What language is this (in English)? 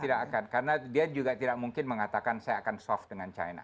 Indonesian